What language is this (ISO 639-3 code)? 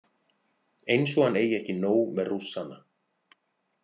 isl